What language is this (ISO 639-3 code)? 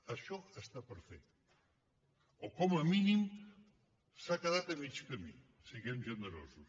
cat